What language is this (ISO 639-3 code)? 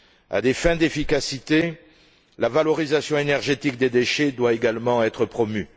fra